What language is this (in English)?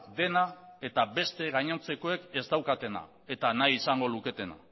Basque